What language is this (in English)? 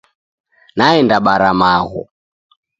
Taita